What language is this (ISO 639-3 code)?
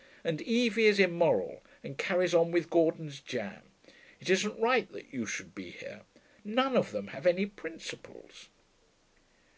eng